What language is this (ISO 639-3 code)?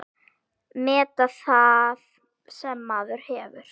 isl